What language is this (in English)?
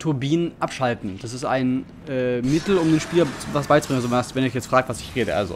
German